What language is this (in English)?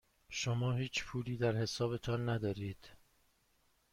Persian